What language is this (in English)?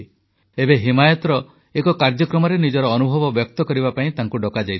Odia